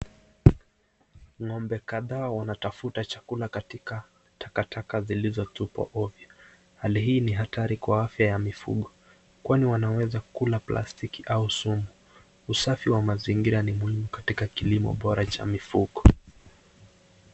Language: Swahili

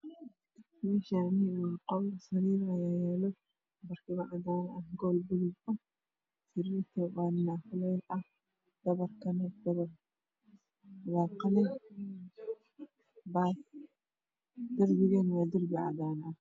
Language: Somali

